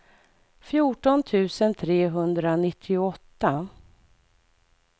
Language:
Swedish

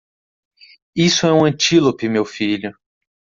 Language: Portuguese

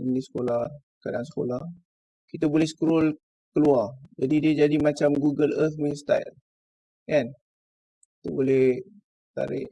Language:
Malay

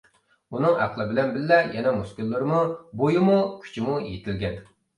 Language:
Uyghur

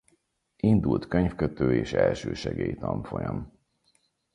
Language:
Hungarian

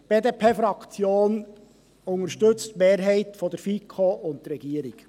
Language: Swiss German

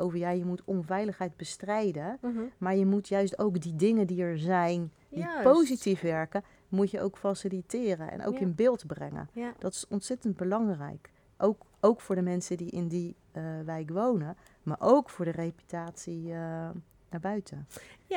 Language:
Dutch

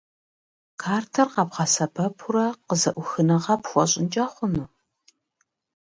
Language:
Kabardian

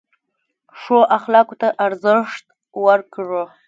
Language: Pashto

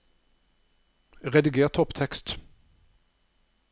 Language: Norwegian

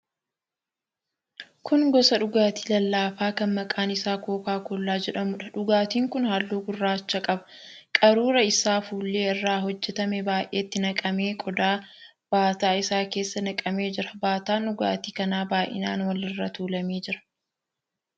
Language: Oromo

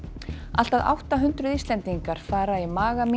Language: Icelandic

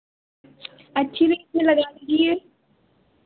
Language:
Hindi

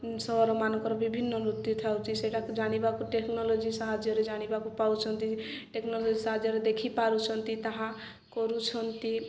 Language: Odia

